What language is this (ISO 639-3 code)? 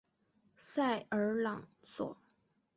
zho